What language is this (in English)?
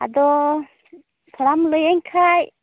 Santali